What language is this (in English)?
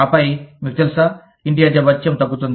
Telugu